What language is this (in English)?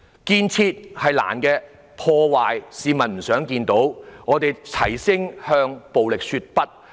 Cantonese